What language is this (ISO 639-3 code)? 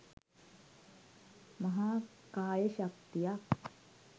sin